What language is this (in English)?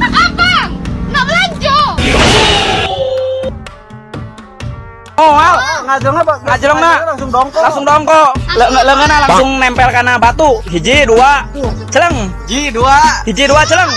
Indonesian